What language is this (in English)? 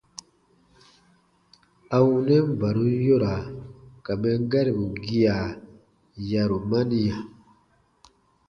Baatonum